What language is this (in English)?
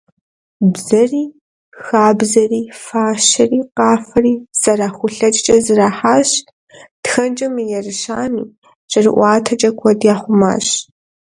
Kabardian